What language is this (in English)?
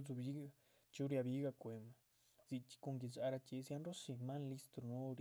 Chichicapan Zapotec